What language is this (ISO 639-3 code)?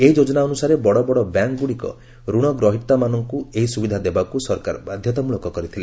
ori